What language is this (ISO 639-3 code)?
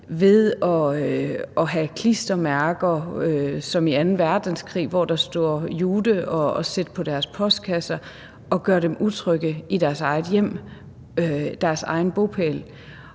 dan